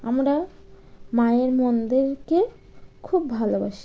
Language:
Bangla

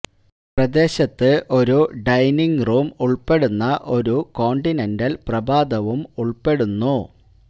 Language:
Malayalam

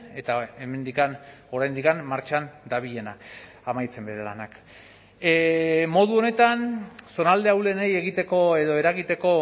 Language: Basque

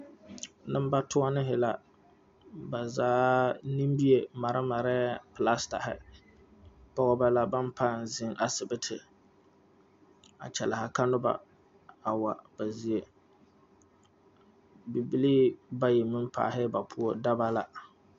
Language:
Southern Dagaare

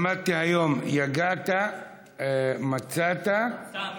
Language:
Hebrew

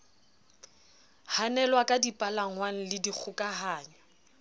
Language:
Southern Sotho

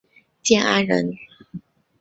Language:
Chinese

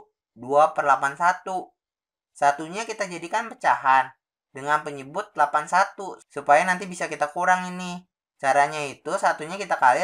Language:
Indonesian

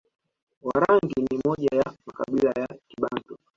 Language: Swahili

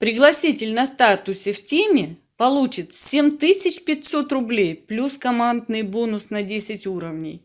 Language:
Russian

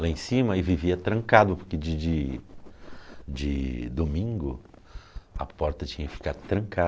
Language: Portuguese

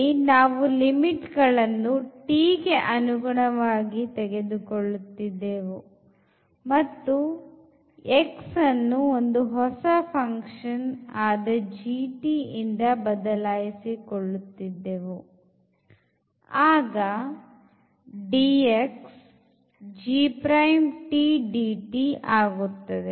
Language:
Kannada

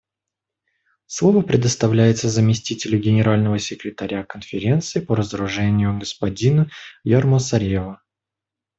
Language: Russian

